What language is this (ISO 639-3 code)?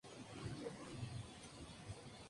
spa